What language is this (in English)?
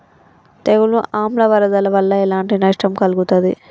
Telugu